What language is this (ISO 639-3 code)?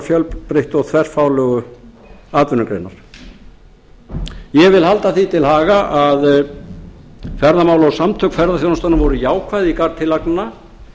isl